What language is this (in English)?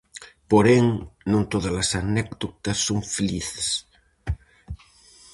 Galician